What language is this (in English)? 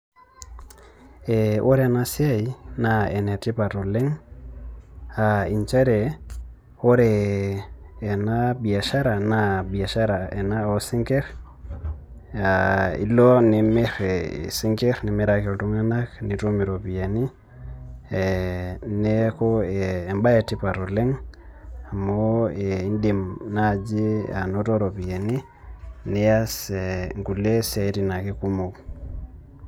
Masai